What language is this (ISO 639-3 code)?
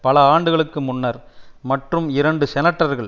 tam